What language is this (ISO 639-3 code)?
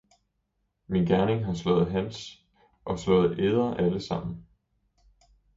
dan